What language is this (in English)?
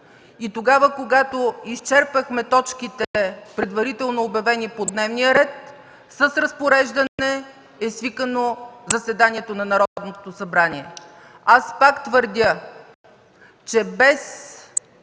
Bulgarian